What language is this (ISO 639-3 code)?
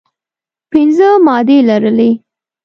pus